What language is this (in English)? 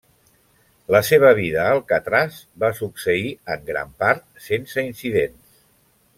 Catalan